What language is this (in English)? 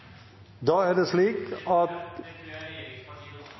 Norwegian Nynorsk